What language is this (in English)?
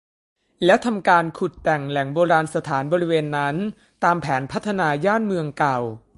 Thai